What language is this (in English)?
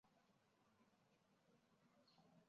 Chinese